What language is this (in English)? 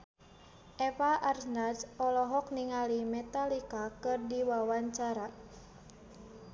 Sundanese